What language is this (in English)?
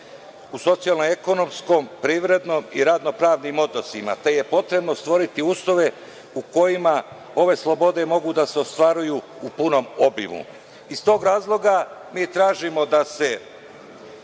Serbian